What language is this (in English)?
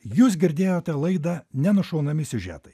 Lithuanian